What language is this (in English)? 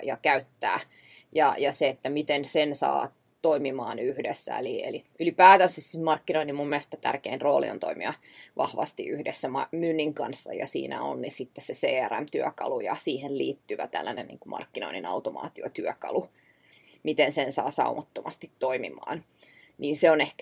Finnish